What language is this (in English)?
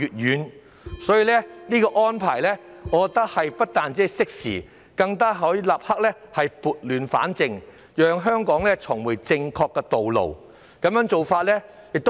Cantonese